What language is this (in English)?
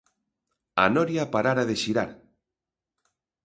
Galician